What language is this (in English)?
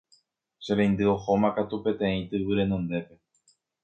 Guarani